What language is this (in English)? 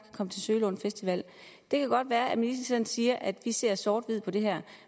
Danish